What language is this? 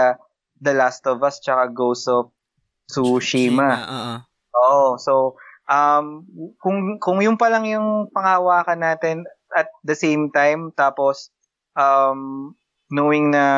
Filipino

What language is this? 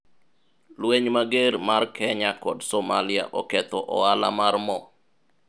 Luo (Kenya and Tanzania)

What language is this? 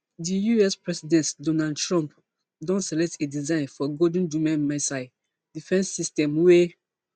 Nigerian Pidgin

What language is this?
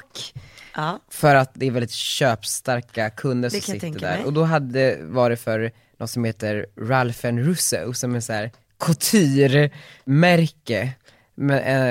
Swedish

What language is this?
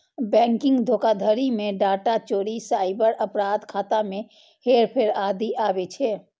Maithili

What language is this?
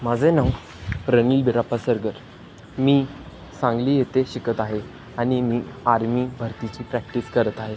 Marathi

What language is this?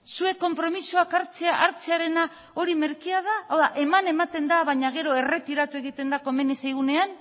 Basque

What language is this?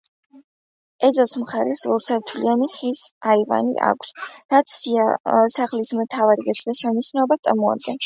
Georgian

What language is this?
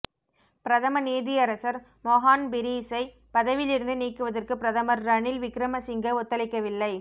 Tamil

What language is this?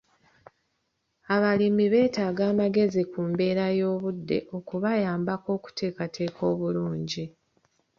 Ganda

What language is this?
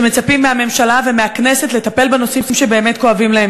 Hebrew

